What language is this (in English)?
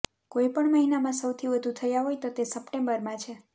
Gujarati